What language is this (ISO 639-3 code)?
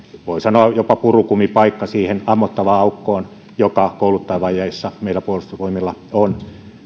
fin